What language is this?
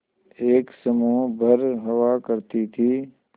Hindi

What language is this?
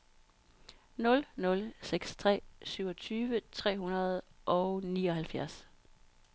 Danish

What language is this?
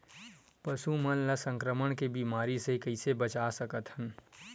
Chhattisgarhi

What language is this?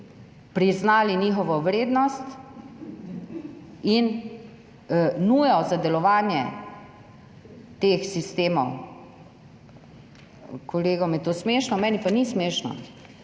Slovenian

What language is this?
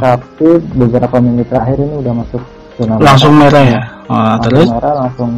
Indonesian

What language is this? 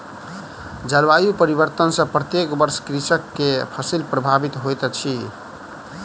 Maithili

